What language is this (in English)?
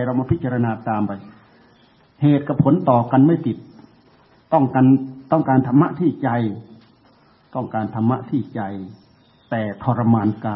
Thai